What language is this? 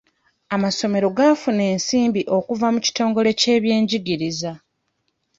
Ganda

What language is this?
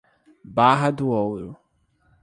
Portuguese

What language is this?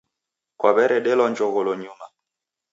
Taita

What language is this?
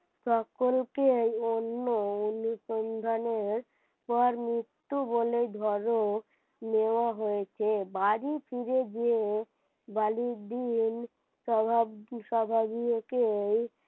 Bangla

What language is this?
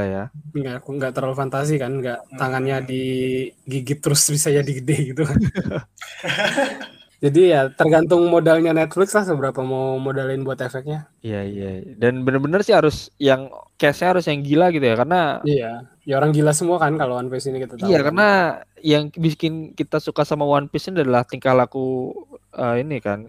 Indonesian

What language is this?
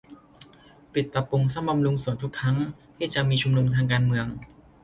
Thai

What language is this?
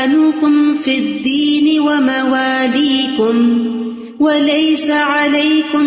Urdu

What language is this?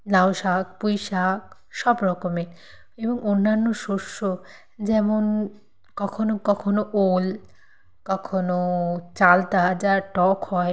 Bangla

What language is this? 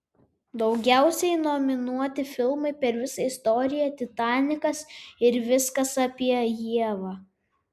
Lithuanian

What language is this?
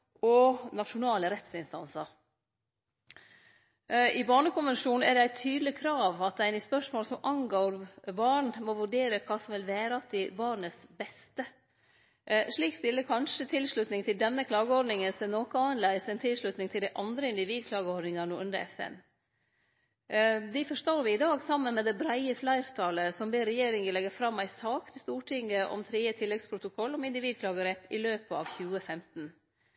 Norwegian Nynorsk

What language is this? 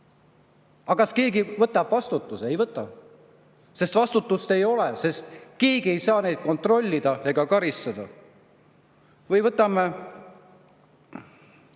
Estonian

